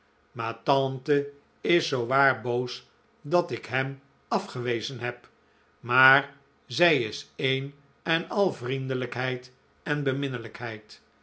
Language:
Dutch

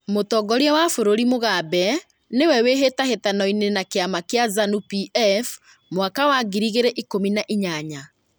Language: Kikuyu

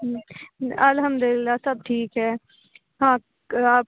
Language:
Urdu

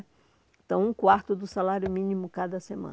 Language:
Portuguese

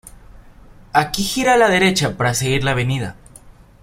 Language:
Spanish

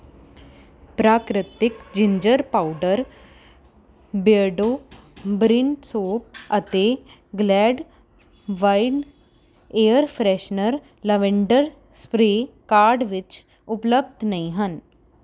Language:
Punjabi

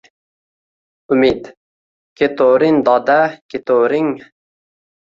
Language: Uzbek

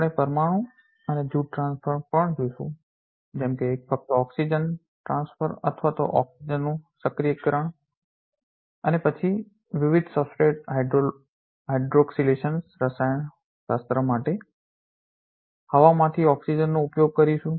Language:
Gujarati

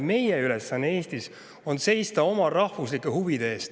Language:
Estonian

